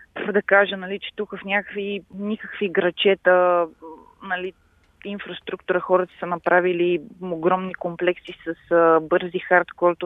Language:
Bulgarian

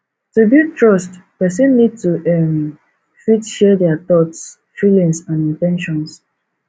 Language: Nigerian Pidgin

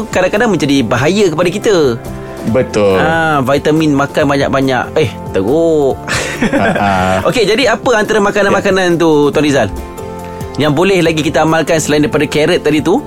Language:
Malay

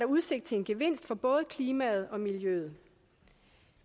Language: Danish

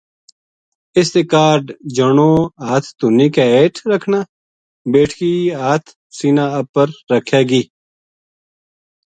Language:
Gujari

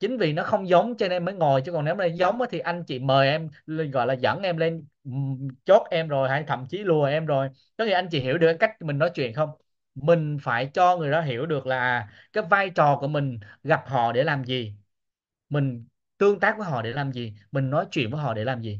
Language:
Vietnamese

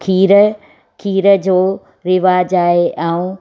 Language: Sindhi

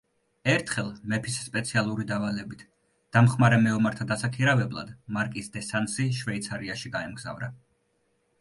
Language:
Georgian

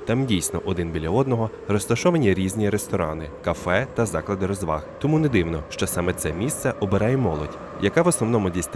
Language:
Ukrainian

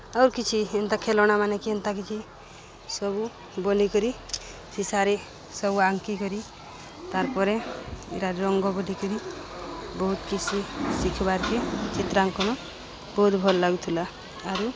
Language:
Odia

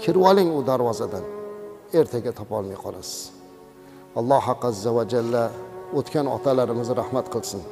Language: Turkish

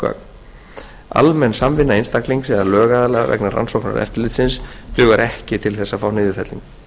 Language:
Icelandic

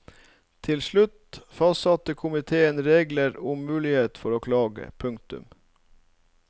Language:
Norwegian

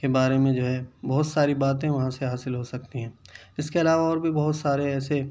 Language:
Urdu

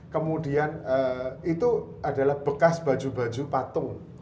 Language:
Indonesian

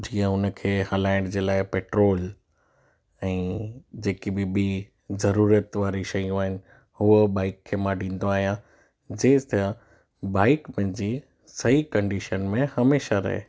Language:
Sindhi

